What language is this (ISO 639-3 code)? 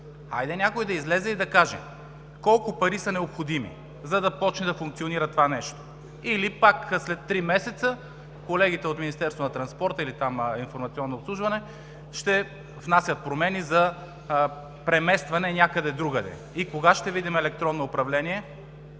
bul